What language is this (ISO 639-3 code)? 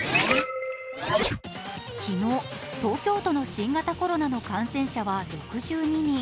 jpn